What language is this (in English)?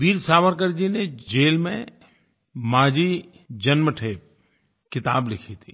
Hindi